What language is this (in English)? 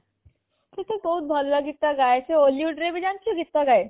Odia